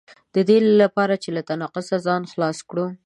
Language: Pashto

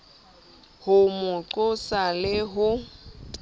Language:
Southern Sotho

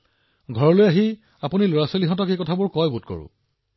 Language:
Assamese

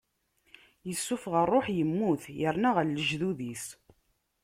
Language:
Kabyle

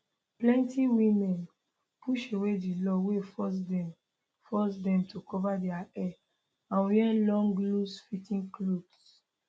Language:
Nigerian Pidgin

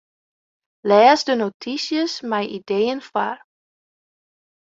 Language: Western Frisian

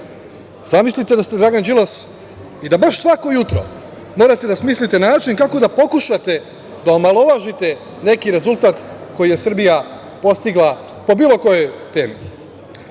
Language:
Serbian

